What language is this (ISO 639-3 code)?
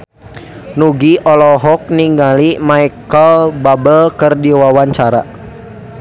sun